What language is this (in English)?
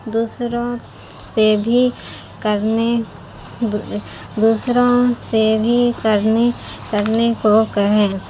Urdu